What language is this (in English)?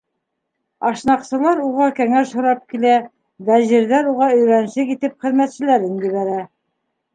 Bashkir